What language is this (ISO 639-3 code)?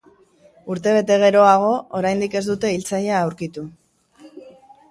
eus